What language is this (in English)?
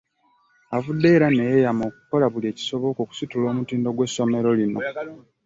Ganda